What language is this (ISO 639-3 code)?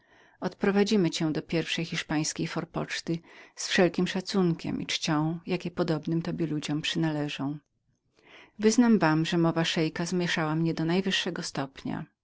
pol